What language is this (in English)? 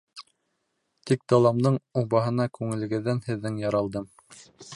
Bashkir